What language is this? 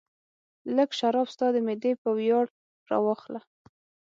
Pashto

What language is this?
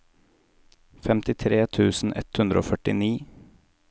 Norwegian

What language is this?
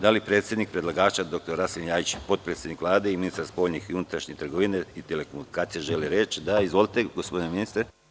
Serbian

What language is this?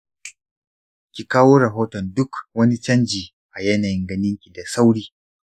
Hausa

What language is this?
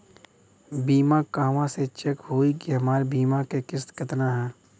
Bhojpuri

